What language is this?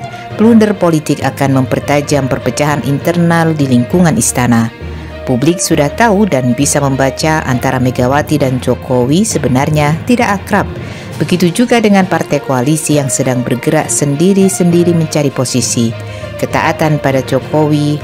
Indonesian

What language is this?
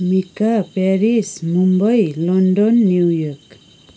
Nepali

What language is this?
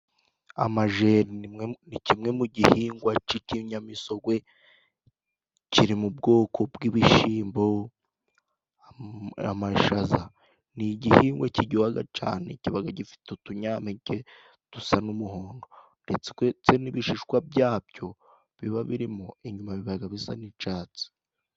Kinyarwanda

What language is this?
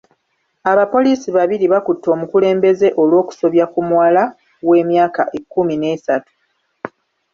Ganda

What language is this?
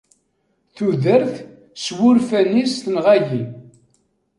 Kabyle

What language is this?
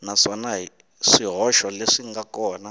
Tsonga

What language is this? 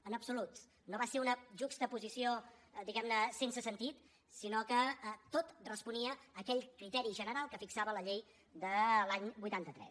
Catalan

